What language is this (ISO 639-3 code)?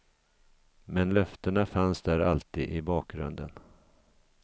swe